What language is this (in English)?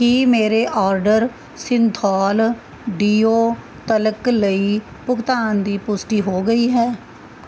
Punjabi